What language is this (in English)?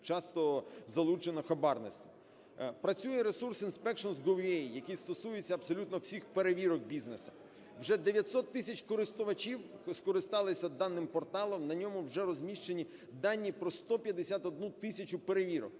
Ukrainian